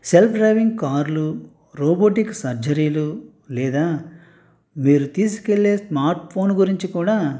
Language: Telugu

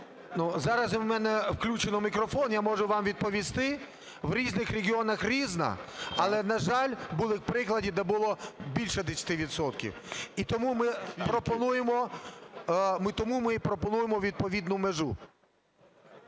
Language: Ukrainian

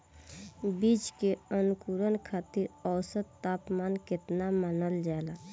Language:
Bhojpuri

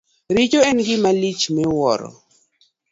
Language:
Luo (Kenya and Tanzania)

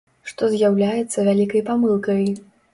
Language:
Belarusian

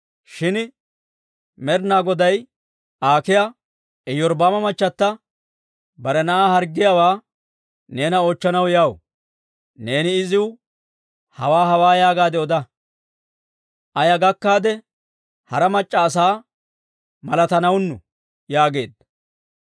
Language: Dawro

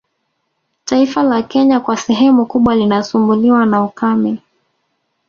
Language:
Swahili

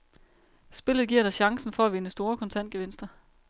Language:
Danish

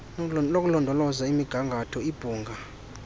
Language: Xhosa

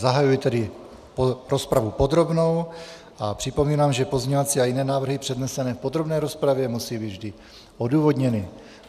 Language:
Czech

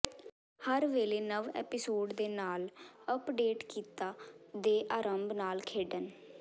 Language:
Punjabi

